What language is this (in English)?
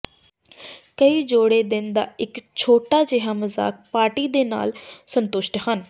Punjabi